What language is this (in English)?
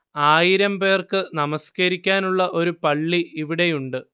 Malayalam